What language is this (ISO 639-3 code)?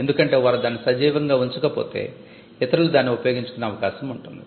tel